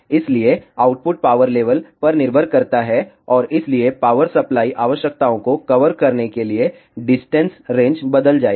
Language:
Hindi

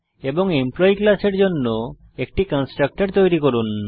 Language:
Bangla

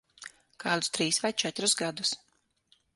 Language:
Latvian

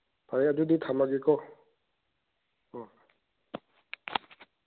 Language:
Manipuri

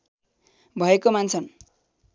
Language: Nepali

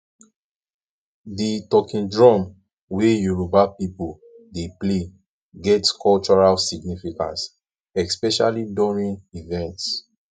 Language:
Nigerian Pidgin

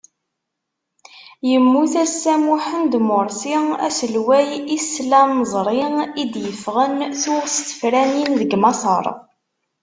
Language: Kabyle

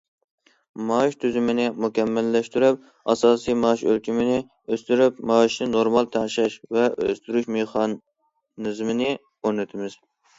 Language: Uyghur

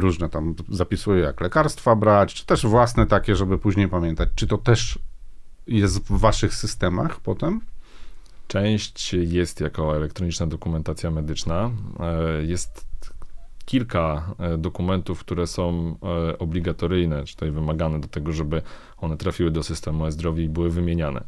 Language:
Polish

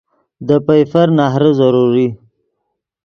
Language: Yidgha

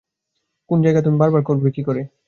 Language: Bangla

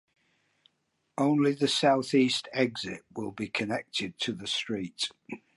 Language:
English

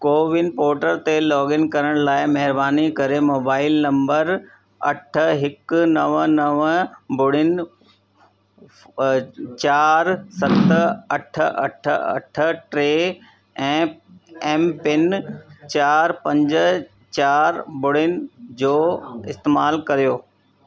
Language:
Sindhi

